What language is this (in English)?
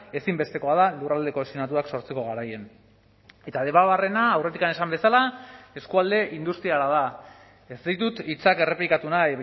Basque